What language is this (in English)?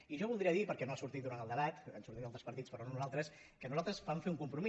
Catalan